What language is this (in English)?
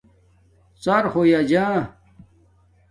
Domaaki